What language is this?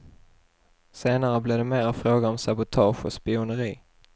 Swedish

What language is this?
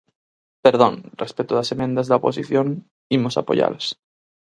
Galician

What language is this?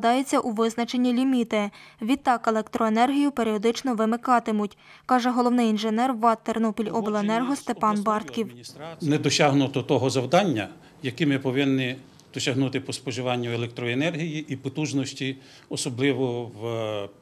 Ukrainian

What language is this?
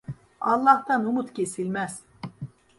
Turkish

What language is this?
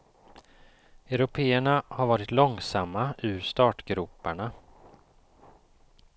Swedish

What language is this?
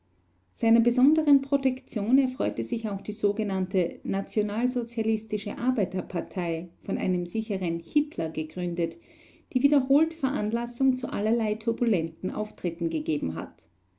German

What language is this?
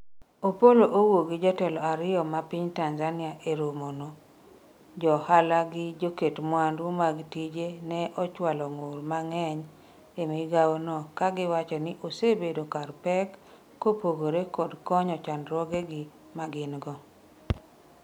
Luo (Kenya and Tanzania)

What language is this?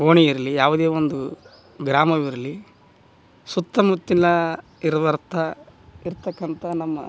Kannada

